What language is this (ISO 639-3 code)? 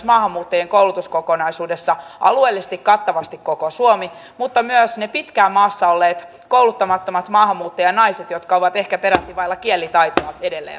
fin